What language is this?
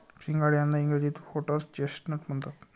Marathi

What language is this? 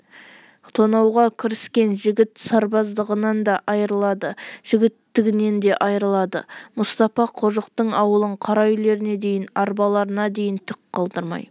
Kazakh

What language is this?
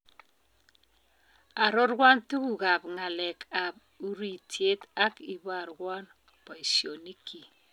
Kalenjin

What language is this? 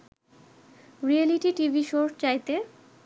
Bangla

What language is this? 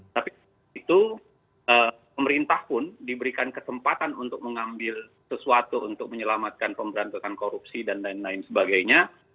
Indonesian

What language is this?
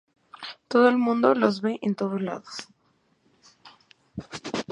Spanish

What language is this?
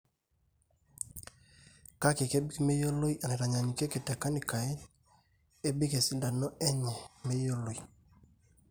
Masai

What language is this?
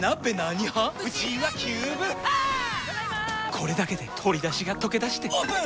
Japanese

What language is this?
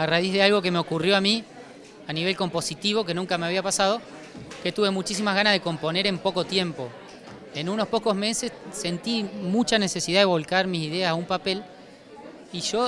Spanish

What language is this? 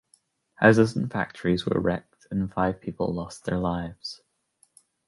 English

